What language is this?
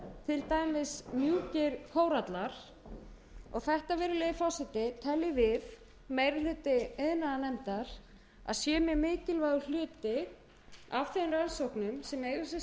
Icelandic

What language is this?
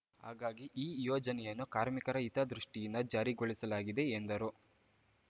Kannada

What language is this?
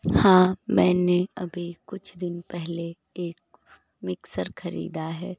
Hindi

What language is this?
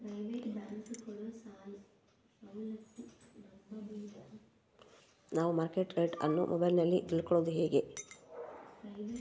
Kannada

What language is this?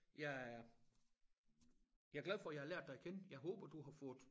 Danish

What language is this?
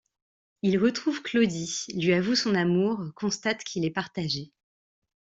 French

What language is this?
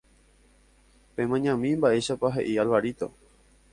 Guarani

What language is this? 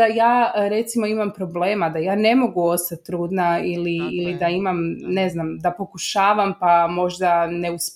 Croatian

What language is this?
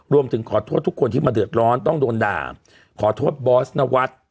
Thai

